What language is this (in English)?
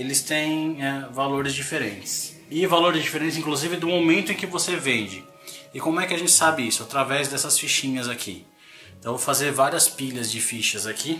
Portuguese